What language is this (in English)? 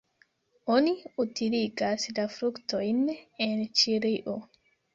Esperanto